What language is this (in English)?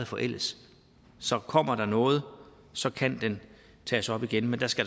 Danish